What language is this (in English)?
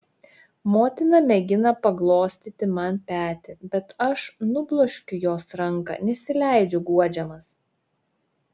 Lithuanian